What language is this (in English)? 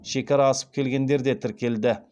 Kazakh